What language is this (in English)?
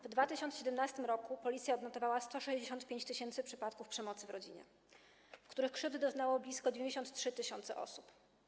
Polish